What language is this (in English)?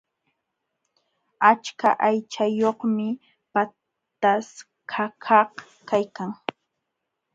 Jauja Wanca Quechua